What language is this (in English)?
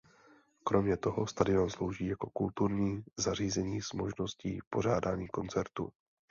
Czech